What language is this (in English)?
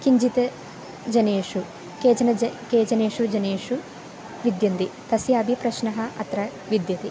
Sanskrit